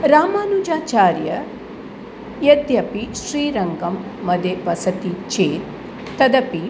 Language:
Sanskrit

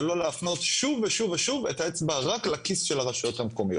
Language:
Hebrew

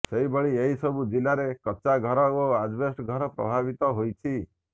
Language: Odia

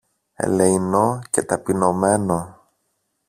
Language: Greek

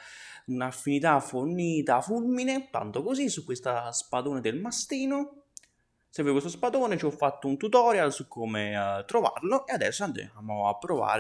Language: Italian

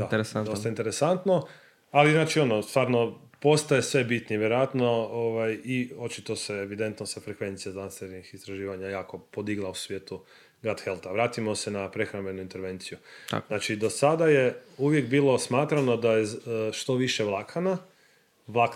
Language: Croatian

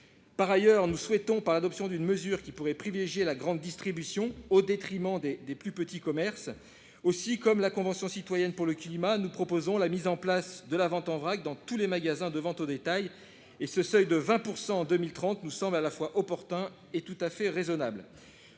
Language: French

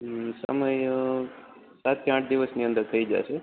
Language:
Gujarati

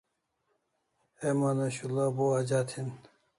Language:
Kalasha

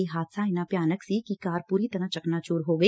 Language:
Punjabi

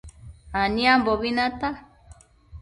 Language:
Matsés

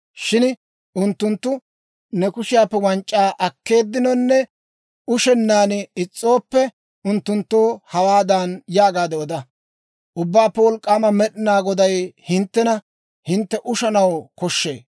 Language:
Dawro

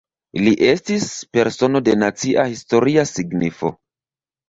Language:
Esperanto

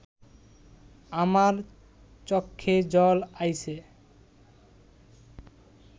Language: Bangla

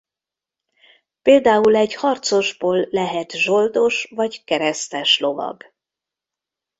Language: Hungarian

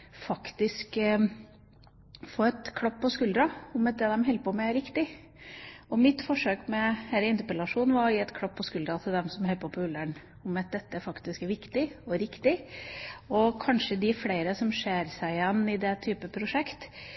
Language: Norwegian Bokmål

